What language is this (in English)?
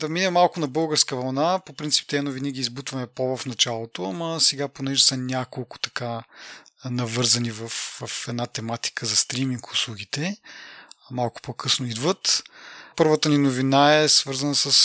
Bulgarian